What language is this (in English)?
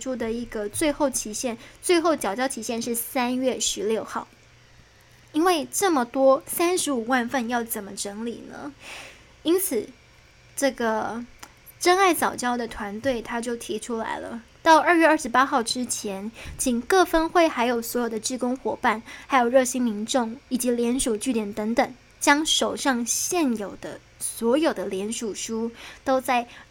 Chinese